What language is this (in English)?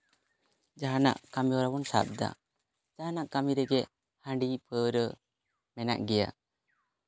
Santali